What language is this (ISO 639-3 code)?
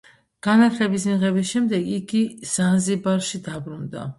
kat